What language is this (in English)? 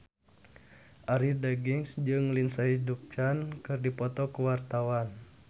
Sundanese